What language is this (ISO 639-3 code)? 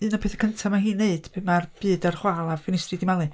cym